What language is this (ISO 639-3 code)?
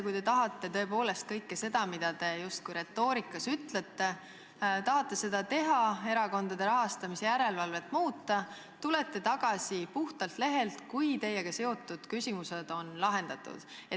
est